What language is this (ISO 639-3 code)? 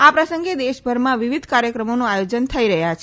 guj